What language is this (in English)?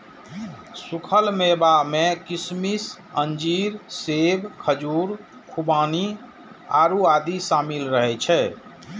Maithili